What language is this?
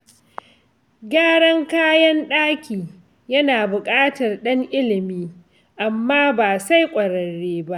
Hausa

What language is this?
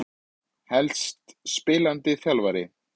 Icelandic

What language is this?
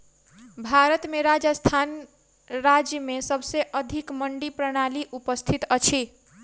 Maithili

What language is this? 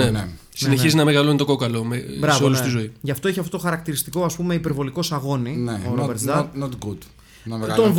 Greek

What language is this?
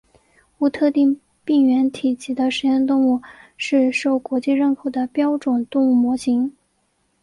Chinese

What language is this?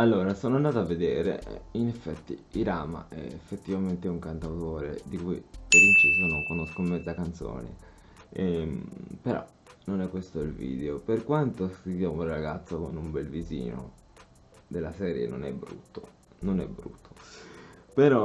Italian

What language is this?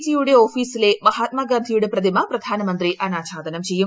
Malayalam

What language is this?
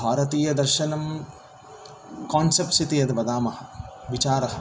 Sanskrit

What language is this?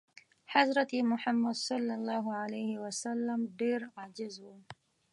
Pashto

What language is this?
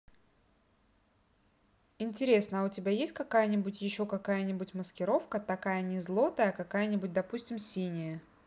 Russian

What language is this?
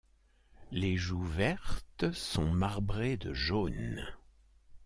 French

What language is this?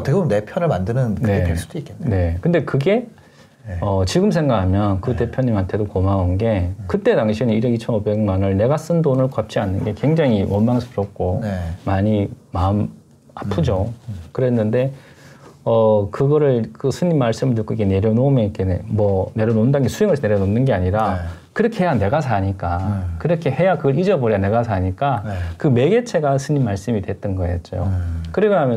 Korean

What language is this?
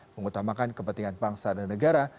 Indonesian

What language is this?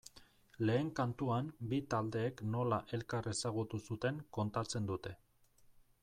Basque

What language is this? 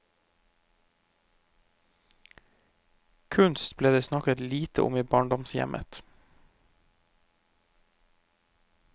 Norwegian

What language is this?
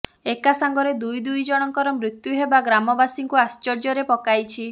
Odia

